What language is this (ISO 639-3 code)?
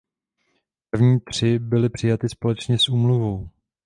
ces